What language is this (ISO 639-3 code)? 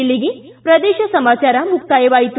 kan